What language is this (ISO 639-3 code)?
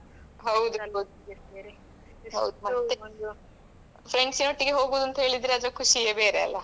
kan